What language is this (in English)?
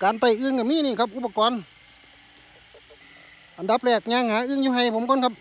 Thai